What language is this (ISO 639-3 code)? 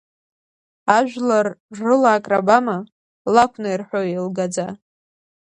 abk